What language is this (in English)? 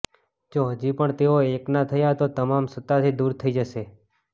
Gujarati